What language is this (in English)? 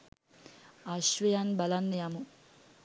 Sinhala